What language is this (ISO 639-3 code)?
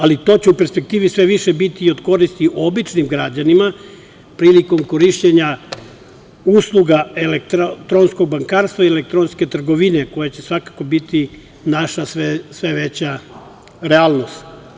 srp